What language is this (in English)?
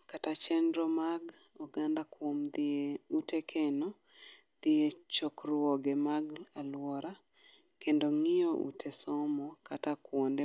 Luo (Kenya and Tanzania)